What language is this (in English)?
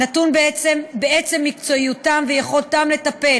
Hebrew